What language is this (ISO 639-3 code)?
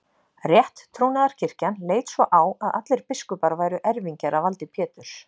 isl